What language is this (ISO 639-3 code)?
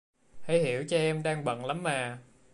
vie